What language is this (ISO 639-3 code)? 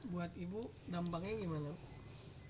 ind